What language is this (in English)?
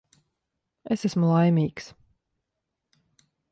Latvian